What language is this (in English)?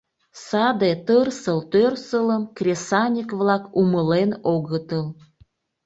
Mari